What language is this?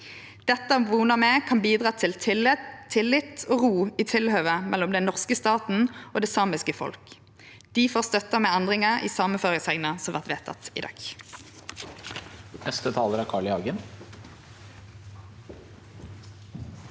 Norwegian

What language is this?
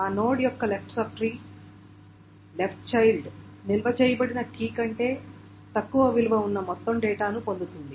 Telugu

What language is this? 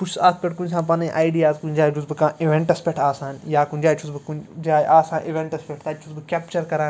Kashmiri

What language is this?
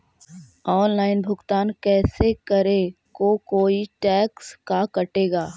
Magahi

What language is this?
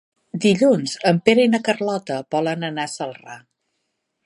Catalan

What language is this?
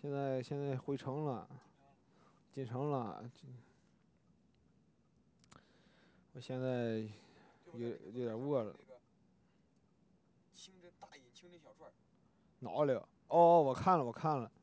Chinese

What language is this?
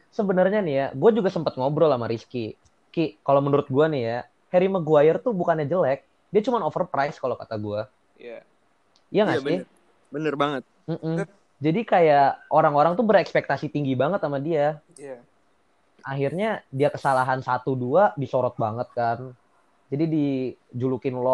Indonesian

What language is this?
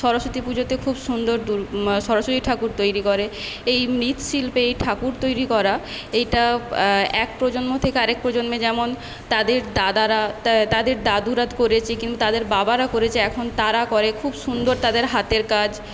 Bangla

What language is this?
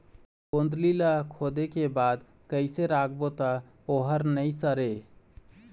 Chhattisgarhi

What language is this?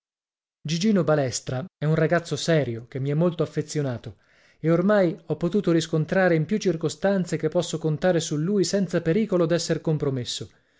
Italian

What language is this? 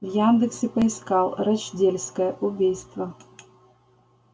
Russian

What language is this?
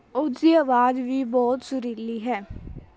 Punjabi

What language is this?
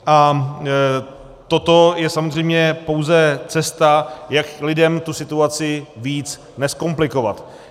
Czech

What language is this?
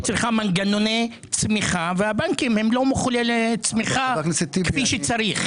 Hebrew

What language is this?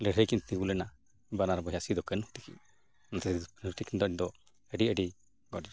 Santali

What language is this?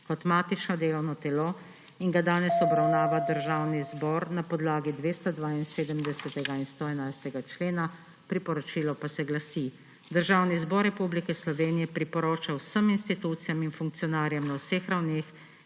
Slovenian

